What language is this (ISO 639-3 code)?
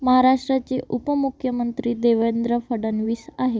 mar